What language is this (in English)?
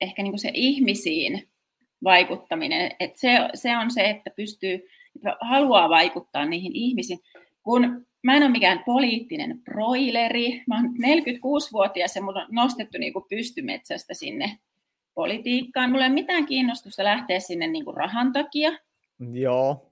Finnish